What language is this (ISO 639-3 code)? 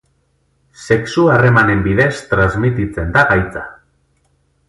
eus